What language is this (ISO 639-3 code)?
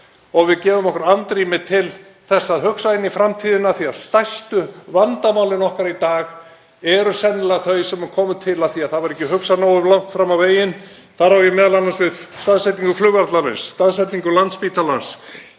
isl